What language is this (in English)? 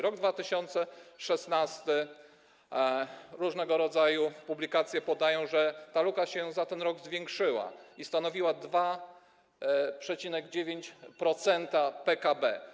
Polish